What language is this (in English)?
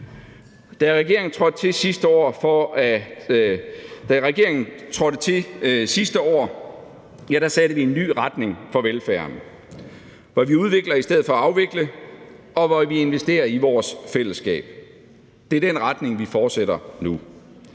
Danish